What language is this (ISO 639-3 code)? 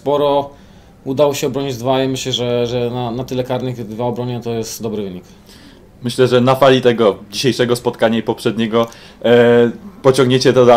pol